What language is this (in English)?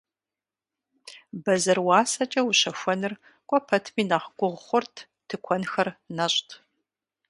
Kabardian